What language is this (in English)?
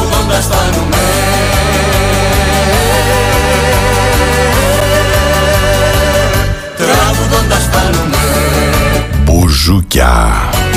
Greek